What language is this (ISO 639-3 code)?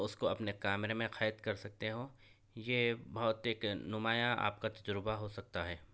urd